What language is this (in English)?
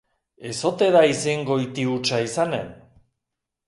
Basque